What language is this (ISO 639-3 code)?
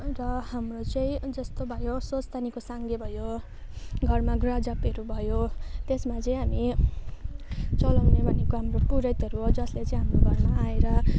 nep